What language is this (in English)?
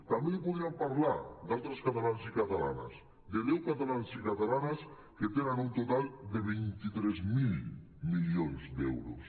Catalan